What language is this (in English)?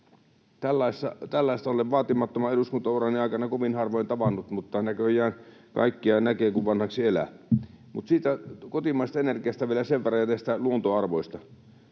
Finnish